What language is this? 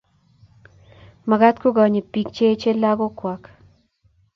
Kalenjin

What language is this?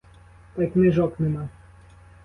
Ukrainian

